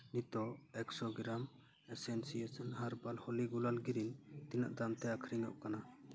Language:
Santali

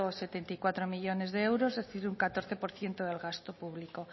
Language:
Spanish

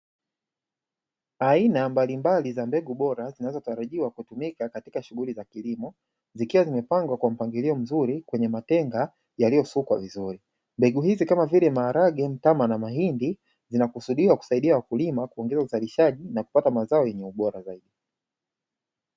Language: Swahili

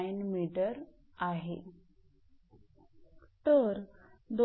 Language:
Marathi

